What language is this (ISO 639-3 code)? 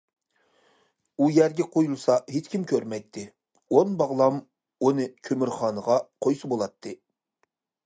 uig